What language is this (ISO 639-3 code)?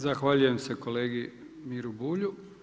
hrv